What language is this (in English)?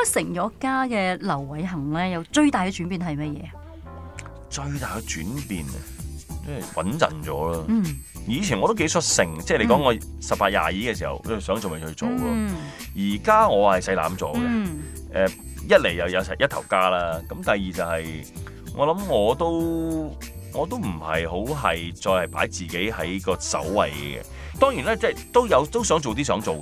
Chinese